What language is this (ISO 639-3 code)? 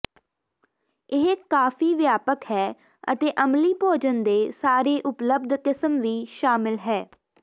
pan